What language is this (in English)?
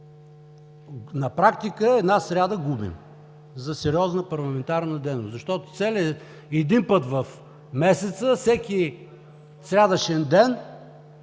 Bulgarian